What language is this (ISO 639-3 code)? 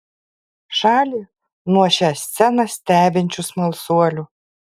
lit